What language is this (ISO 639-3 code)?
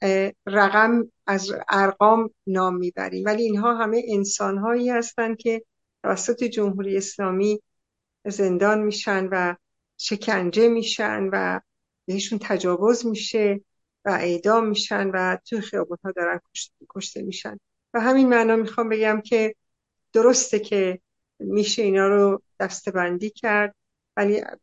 fas